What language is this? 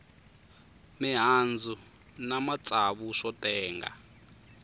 Tsonga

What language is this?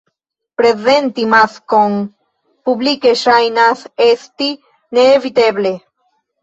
Esperanto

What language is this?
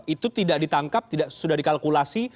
Indonesian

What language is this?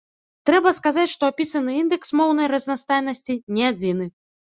Belarusian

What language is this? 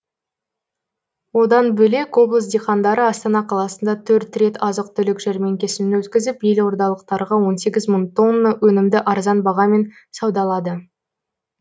Kazakh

